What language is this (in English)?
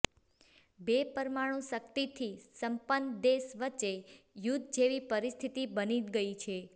Gujarati